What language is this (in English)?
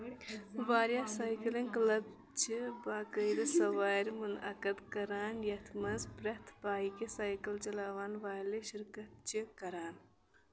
Kashmiri